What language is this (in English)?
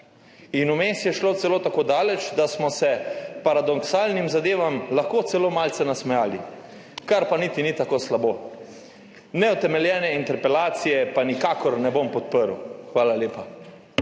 Slovenian